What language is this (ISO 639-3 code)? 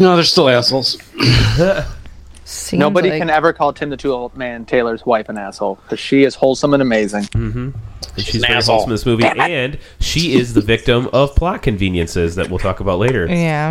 eng